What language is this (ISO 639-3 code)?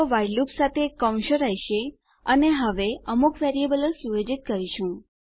guj